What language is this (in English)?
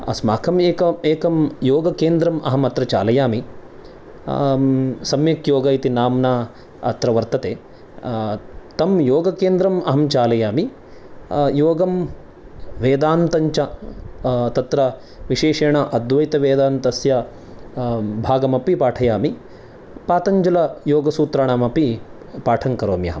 Sanskrit